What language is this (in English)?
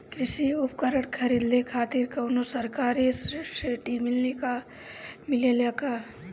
Bhojpuri